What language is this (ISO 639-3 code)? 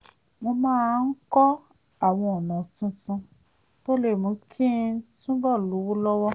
yor